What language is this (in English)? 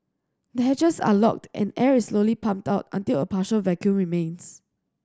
English